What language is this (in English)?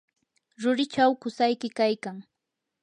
Yanahuanca Pasco Quechua